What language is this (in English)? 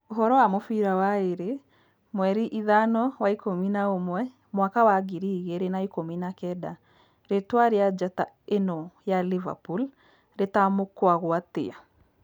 Kikuyu